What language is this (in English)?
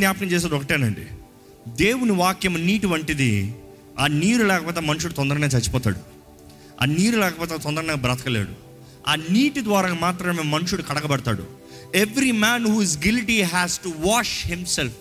Telugu